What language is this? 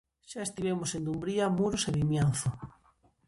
Galician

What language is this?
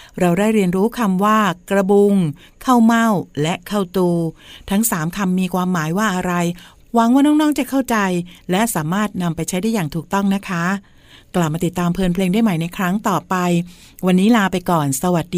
Thai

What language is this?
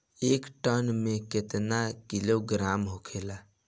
Bhojpuri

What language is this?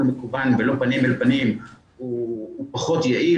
Hebrew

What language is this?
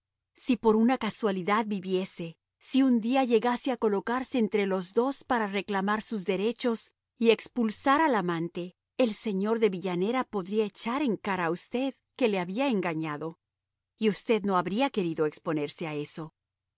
Spanish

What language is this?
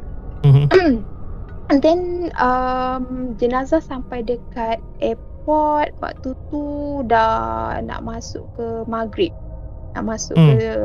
Malay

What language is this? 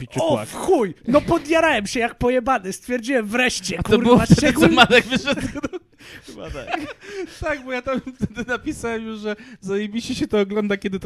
Polish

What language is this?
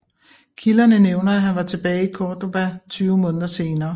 Danish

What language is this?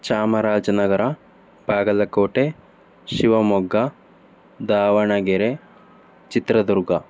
Kannada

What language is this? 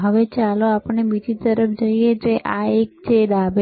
Gujarati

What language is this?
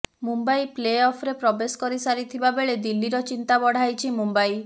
Odia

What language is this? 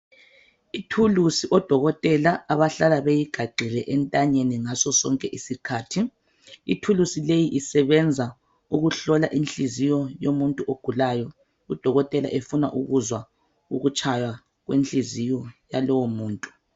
North Ndebele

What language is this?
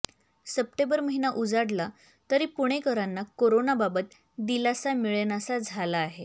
Marathi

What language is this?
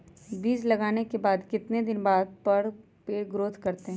Magahi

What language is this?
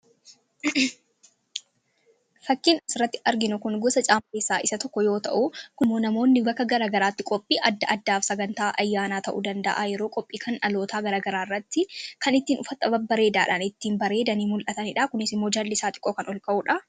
Oromo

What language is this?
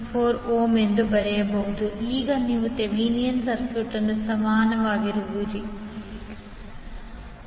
Kannada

